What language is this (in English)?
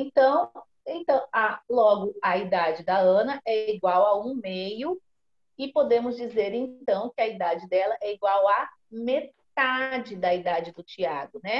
Portuguese